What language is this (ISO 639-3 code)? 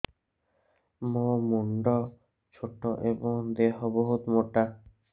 ori